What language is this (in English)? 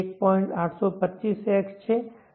Gujarati